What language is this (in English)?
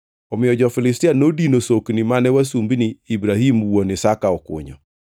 Luo (Kenya and Tanzania)